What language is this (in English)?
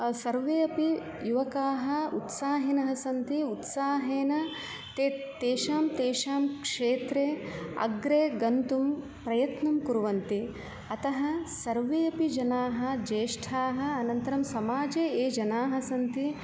Sanskrit